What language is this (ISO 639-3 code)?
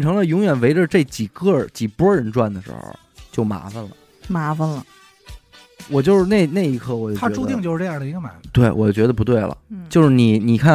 zho